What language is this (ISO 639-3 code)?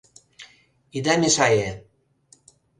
chm